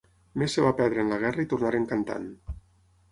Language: Catalan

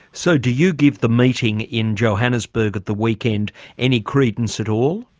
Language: English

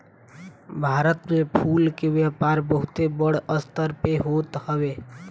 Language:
Bhojpuri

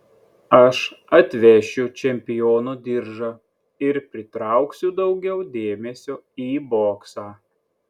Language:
Lithuanian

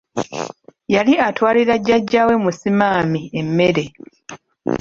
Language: Ganda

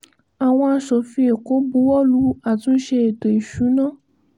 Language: Yoruba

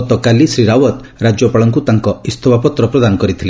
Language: Odia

